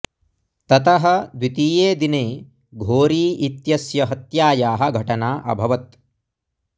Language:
Sanskrit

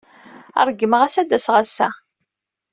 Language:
Kabyle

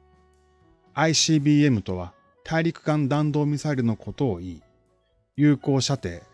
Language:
Japanese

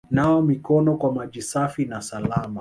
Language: Swahili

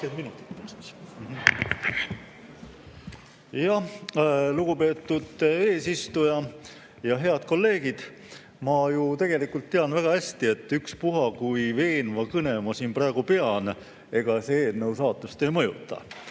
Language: Estonian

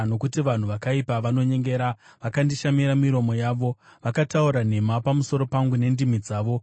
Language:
Shona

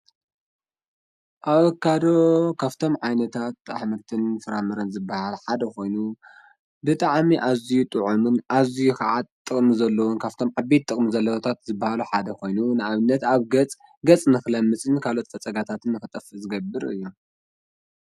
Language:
Tigrinya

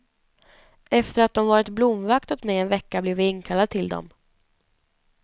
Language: Swedish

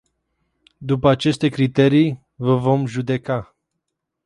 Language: Romanian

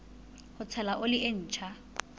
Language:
Southern Sotho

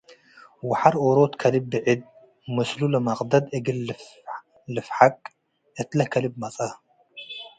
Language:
Tigre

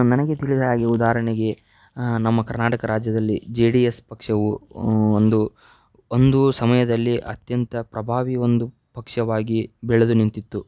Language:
Kannada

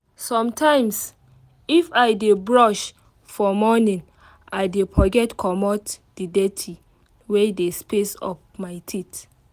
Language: Nigerian Pidgin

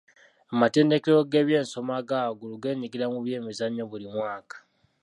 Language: Ganda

